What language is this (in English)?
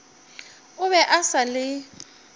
Northern Sotho